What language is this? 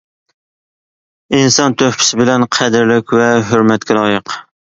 Uyghur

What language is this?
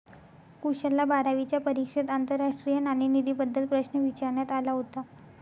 Marathi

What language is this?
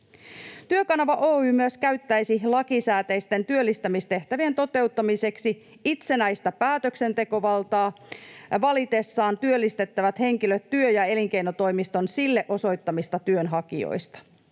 Finnish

